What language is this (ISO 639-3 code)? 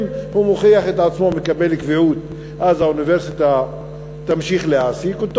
heb